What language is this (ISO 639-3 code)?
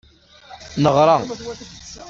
kab